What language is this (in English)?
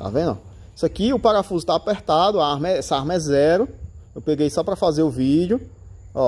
Portuguese